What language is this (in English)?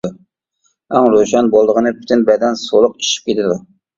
Uyghur